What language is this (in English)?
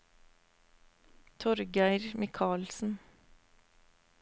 Norwegian